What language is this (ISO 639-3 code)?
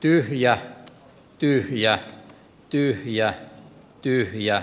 fin